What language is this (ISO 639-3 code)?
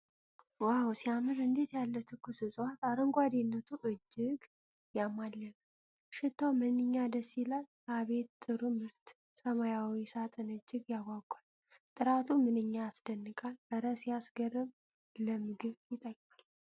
amh